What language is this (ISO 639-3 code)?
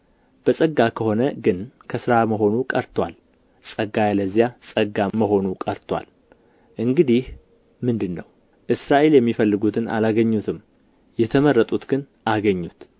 amh